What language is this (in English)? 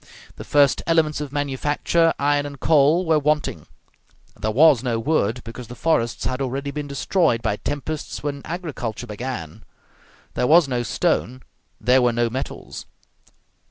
English